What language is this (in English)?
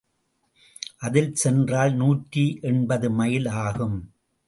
Tamil